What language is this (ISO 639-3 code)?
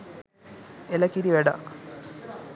sin